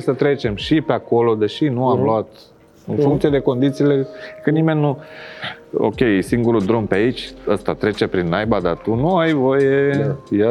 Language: Romanian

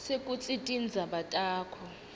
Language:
Swati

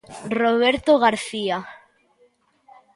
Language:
Galician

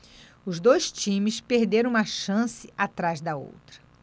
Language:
Portuguese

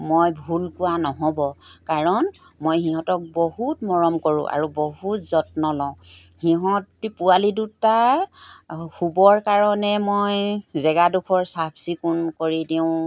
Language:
Assamese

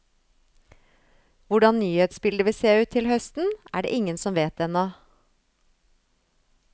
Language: Norwegian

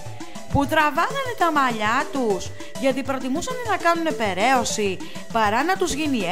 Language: Greek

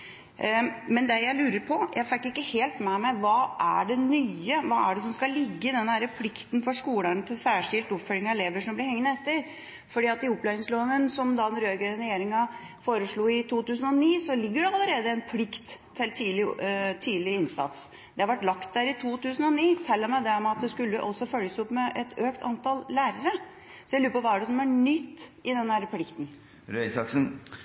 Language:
Norwegian Bokmål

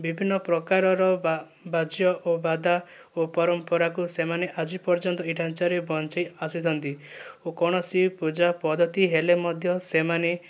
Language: Odia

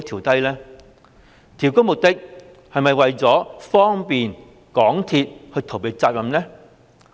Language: Cantonese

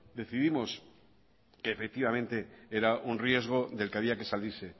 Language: Spanish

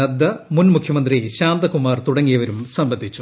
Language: Malayalam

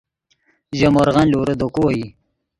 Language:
Yidgha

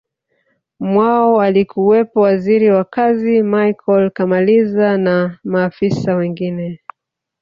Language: Swahili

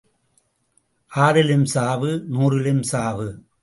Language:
Tamil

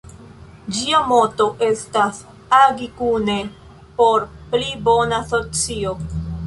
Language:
Esperanto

